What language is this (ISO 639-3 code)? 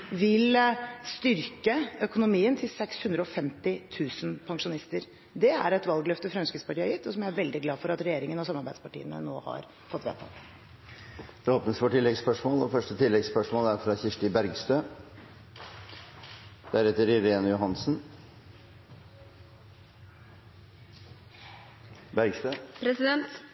nob